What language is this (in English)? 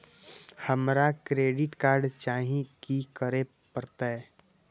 Maithili